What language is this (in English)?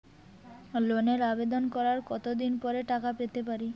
Bangla